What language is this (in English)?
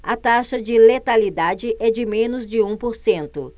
Portuguese